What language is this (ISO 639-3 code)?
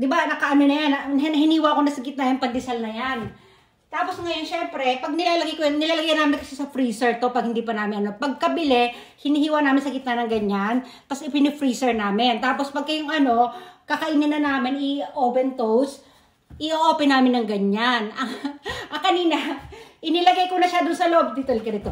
fil